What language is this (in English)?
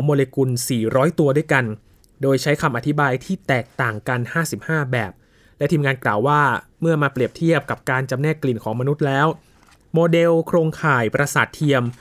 Thai